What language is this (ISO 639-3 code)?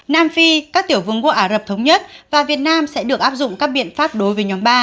vie